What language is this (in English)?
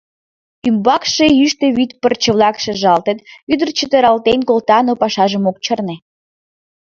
Mari